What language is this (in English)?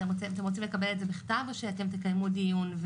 Hebrew